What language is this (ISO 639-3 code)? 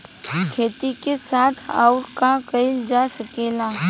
bho